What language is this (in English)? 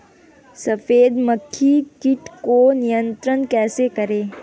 Hindi